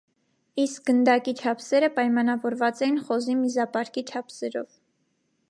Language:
Armenian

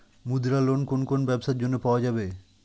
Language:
Bangla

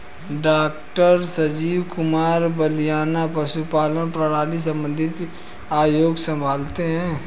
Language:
Hindi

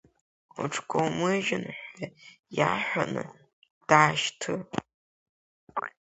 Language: Abkhazian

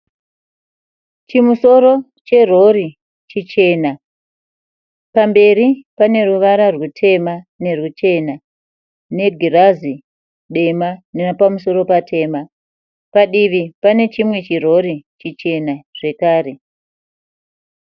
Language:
Shona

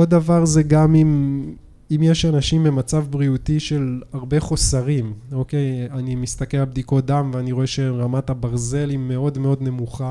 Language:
Hebrew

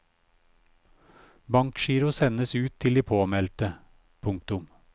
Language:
Norwegian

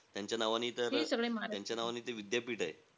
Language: Marathi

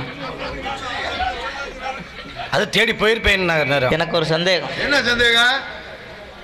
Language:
Arabic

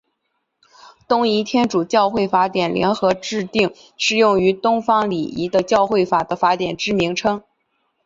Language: Chinese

